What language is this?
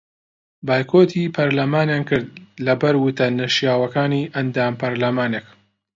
Central Kurdish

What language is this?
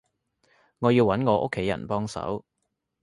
Cantonese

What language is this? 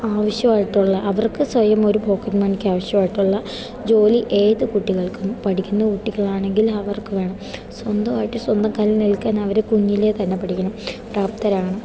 Malayalam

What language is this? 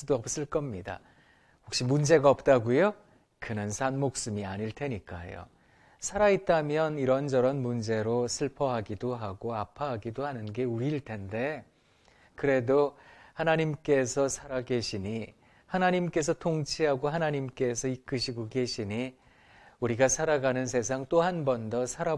Korean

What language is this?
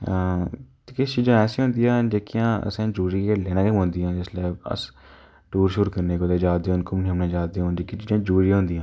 Dogri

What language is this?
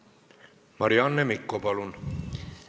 Estonian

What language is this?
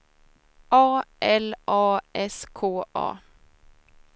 Swedish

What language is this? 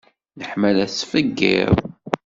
Kabyle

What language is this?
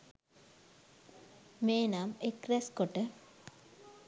Sinhala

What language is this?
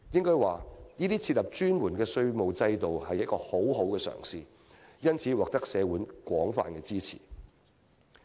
Cantonese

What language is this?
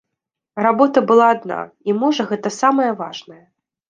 Belarusian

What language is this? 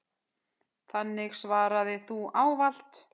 Icelandic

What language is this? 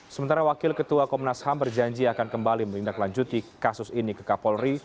Indonesian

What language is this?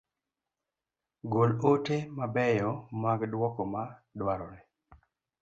Luo (Kenya and Tanzania)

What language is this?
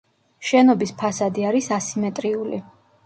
Georgian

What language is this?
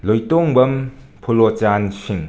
Manipuri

